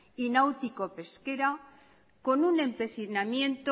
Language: Spanish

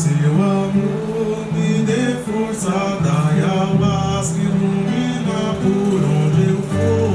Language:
Portuguese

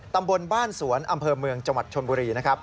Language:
Thai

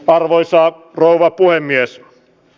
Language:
Finnish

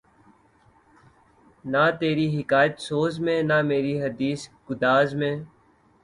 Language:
Urdu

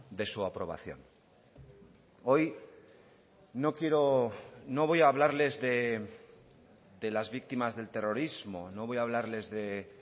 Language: Spanish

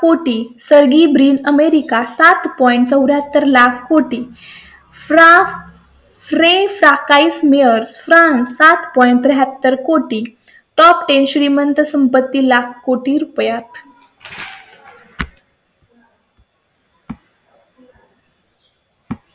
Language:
Marathi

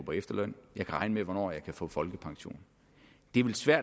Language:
Danish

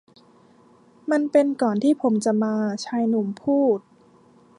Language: Thai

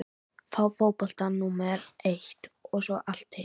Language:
Icelandic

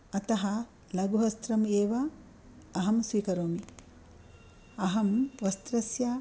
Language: Sanskrit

